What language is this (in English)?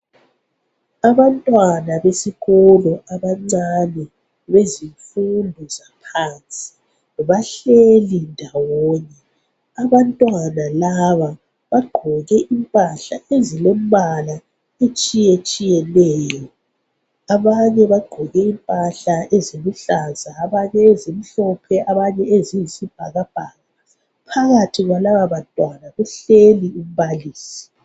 North Ndebele